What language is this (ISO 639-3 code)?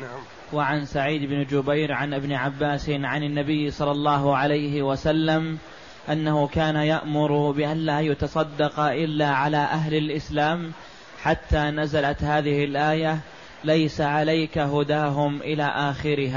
ara